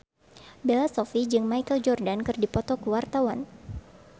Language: Sundanese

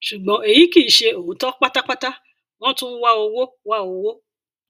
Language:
Yoruba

